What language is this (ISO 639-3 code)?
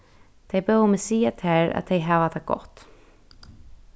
fao